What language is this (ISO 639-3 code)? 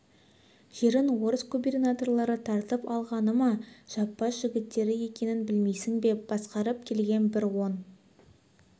kaz